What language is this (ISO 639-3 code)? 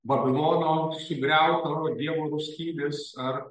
lit